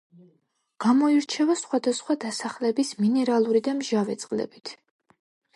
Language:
Georgian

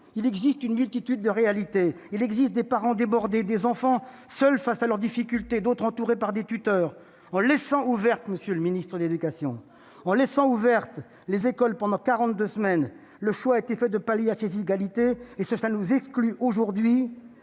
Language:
French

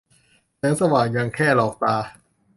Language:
Thai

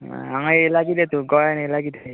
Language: Konkani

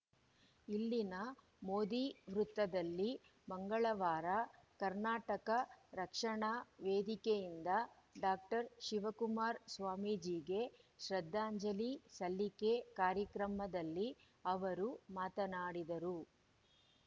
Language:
Kannada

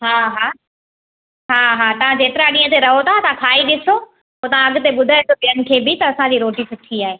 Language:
Sindhi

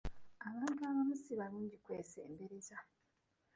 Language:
Ganda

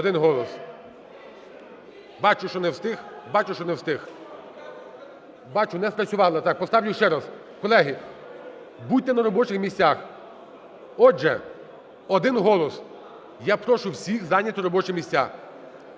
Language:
Ukrainian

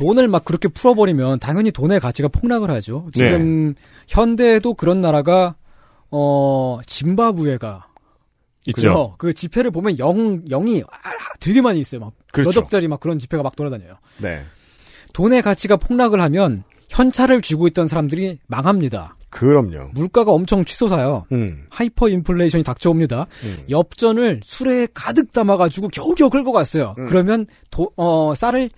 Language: Korean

